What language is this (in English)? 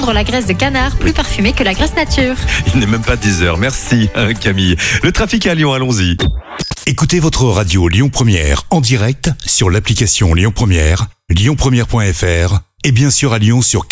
French